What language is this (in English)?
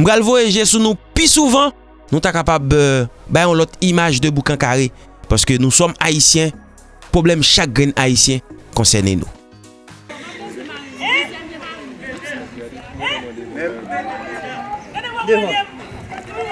French